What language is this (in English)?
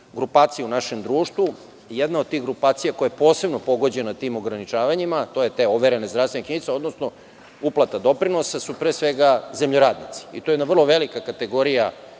Serbian